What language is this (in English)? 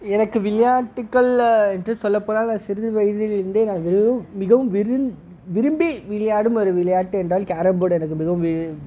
Tamil